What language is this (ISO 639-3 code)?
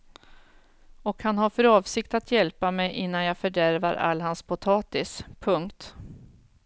swe